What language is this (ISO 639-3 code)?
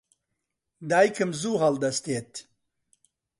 ckb